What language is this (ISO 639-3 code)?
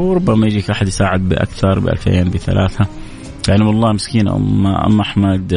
ara